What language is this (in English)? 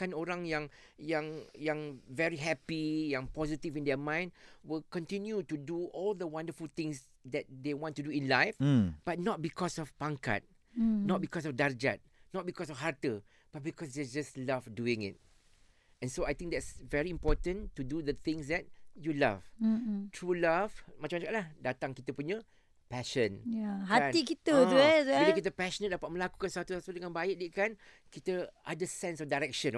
Malay